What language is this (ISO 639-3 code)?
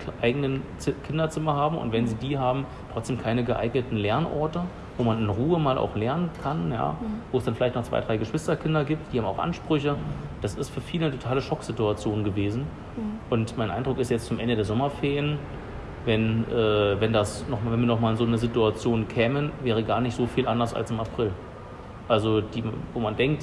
deu